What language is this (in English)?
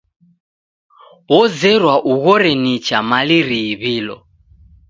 Taita